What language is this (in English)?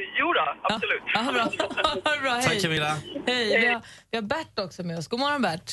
Swedish